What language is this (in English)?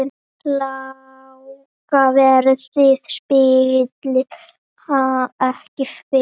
Icelandic